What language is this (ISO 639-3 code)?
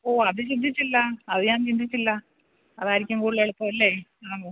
mal